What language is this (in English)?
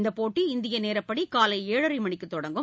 Tamil